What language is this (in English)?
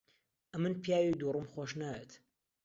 Central Kurdish